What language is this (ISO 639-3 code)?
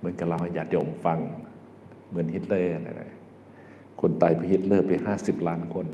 tha